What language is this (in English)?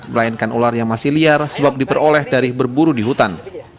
Indonesian